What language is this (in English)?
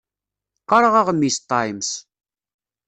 Kabyle